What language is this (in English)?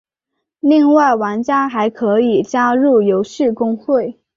Chinese